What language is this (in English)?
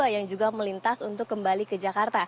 Indonesian